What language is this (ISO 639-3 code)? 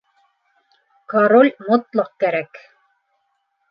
bak